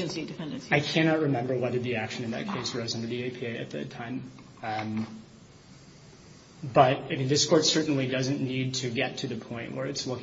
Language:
English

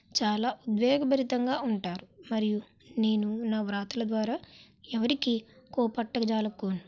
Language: Telugu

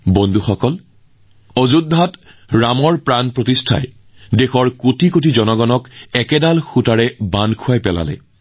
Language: Assamese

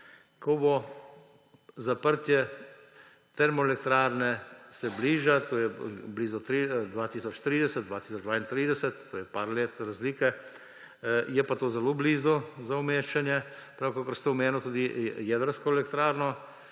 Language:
Slovenian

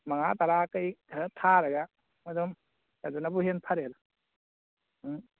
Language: Manipuri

